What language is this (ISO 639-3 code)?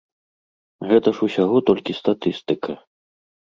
bel